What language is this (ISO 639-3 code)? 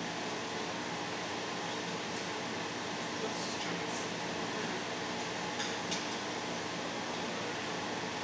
eng